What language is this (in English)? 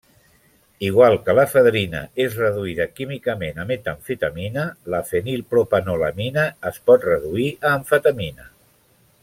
Catalan